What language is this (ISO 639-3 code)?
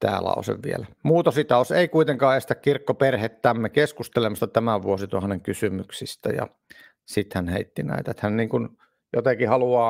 fin